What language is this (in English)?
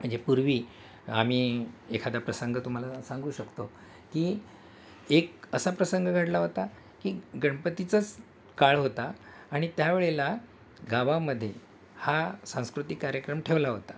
Marathi